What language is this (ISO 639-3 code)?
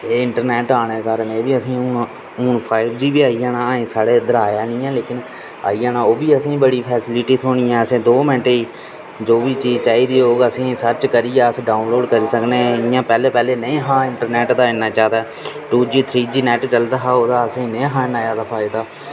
doi